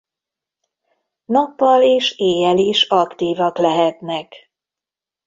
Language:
Hungarian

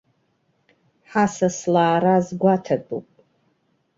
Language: Abkhazian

